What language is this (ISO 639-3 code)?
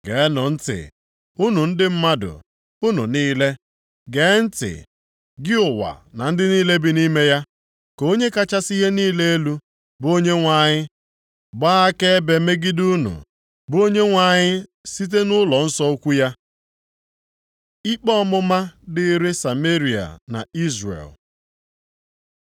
ibo